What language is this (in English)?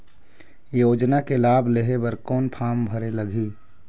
Chhattisgarhi